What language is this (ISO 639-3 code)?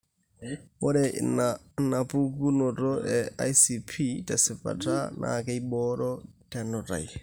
mas